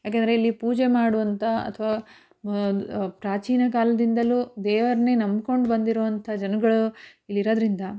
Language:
Kannada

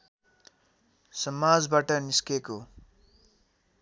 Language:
Nepali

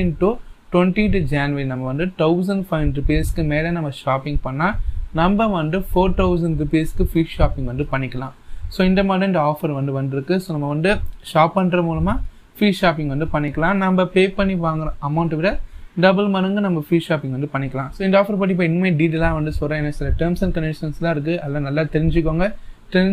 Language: Hindi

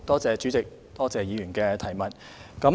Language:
Cantonese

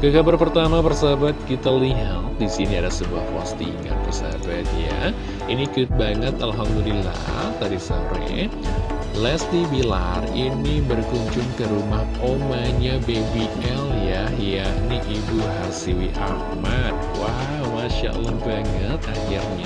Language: Indonesian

